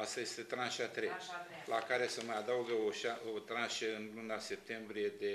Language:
Romanian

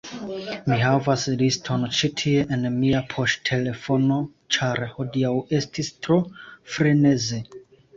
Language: Esperanto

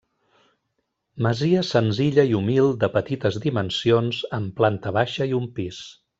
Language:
Catalan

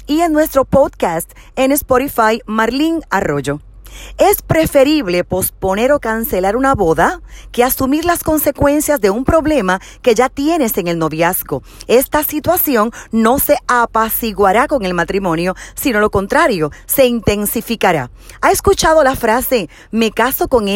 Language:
Spanish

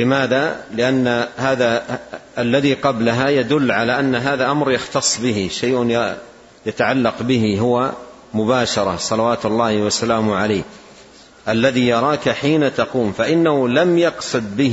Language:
Arabic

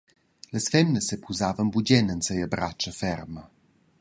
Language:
Romansh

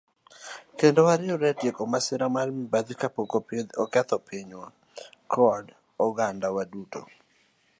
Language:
Luo (Kenya and Tanzania)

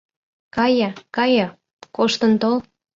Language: Mari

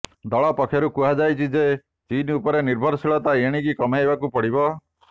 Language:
Odia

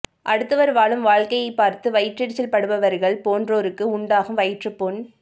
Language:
Tamil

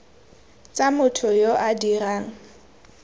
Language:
Tswana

